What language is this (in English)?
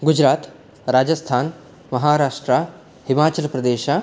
Sanskrit